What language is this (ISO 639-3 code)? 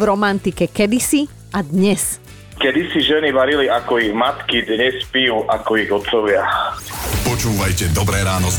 slk